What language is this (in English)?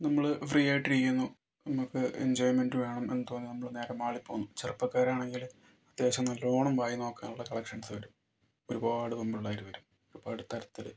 Malayalam